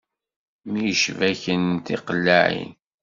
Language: Kabyle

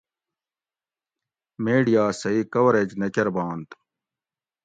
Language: Gawri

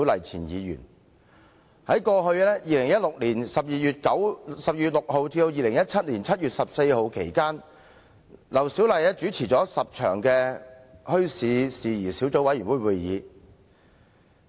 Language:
Cantonese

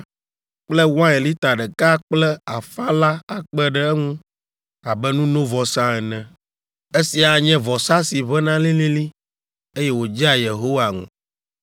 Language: Ewe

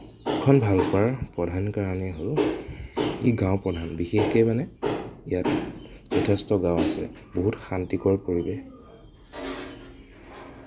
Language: Assamese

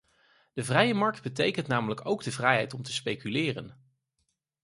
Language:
Dutch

